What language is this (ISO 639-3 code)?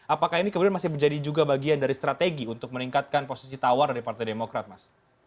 ind